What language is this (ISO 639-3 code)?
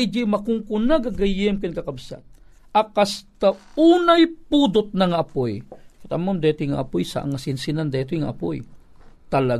fil